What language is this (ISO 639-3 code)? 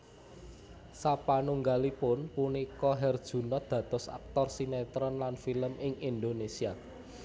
jav